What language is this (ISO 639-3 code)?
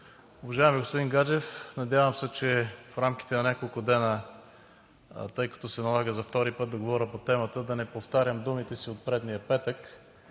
bul